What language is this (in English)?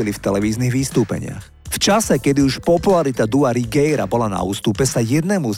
Slovak